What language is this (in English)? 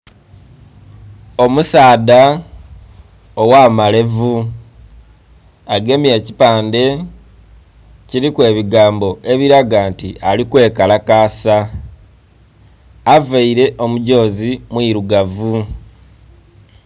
Soga